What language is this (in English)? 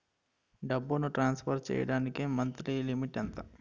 Telugu